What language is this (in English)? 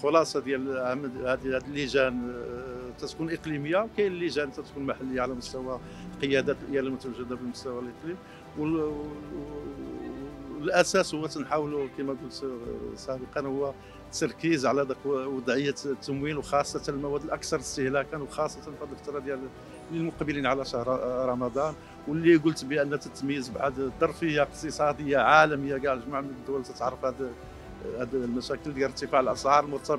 Arabic